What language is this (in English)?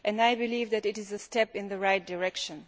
English